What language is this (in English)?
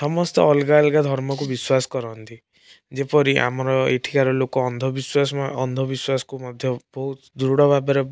Odia